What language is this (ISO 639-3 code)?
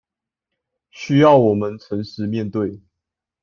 zho